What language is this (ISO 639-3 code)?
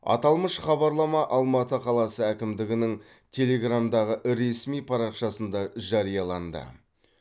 kaz